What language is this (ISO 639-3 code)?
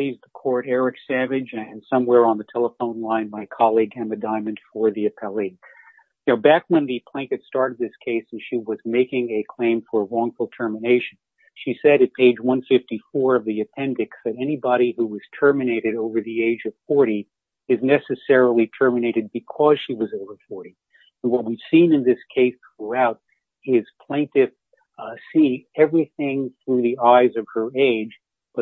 eng